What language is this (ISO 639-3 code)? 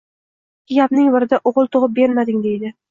uzb